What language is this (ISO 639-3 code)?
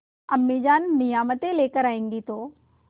hin